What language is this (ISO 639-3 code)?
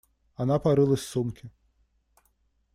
rus